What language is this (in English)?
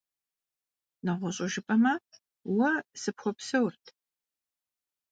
Kabardian